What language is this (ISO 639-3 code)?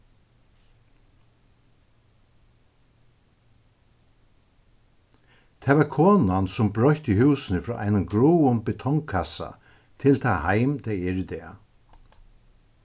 fao